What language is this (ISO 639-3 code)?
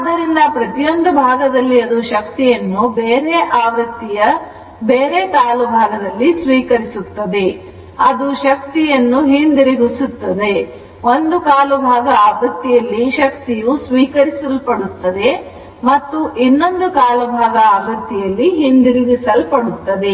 kan